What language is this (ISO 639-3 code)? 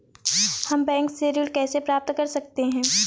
hin